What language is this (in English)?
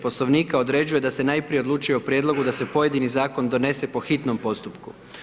Croatian